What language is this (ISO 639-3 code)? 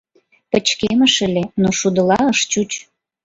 chm